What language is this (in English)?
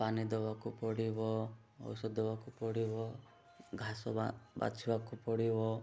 Odia